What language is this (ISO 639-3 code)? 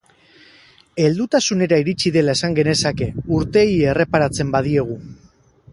eus